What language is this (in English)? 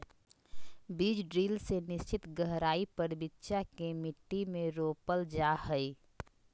Magahi